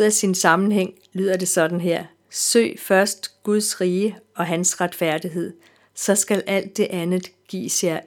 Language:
Danish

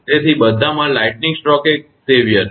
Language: Gujarati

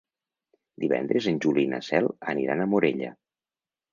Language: Catalan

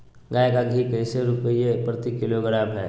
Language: Magahi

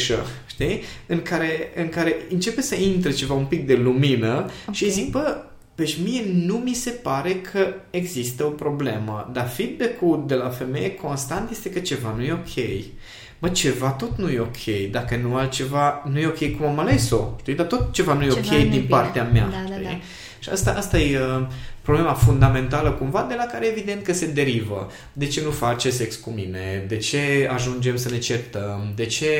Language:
Romanian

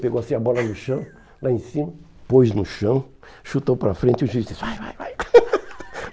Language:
Portuguese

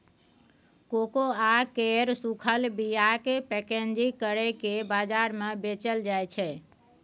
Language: Maithili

